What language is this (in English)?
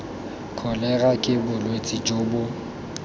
Tswana